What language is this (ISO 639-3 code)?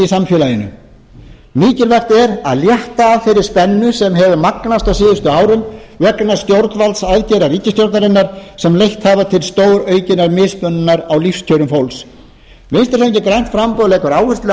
isl